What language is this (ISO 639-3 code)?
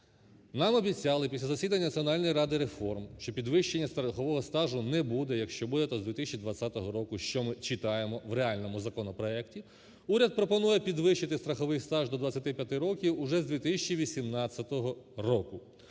ukr